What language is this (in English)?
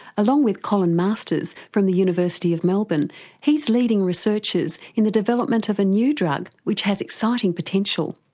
English